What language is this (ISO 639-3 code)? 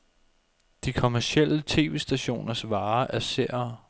dan